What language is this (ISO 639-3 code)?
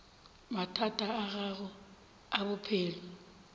nso